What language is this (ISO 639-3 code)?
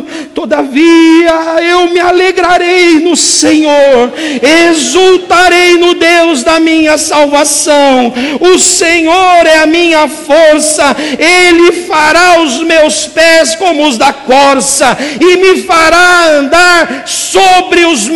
por